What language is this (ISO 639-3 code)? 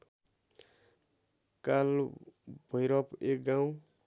nep